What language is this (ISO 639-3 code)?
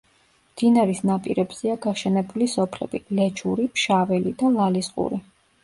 kat